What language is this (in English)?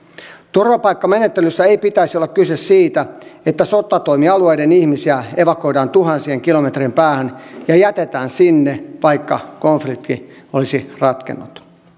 Finnish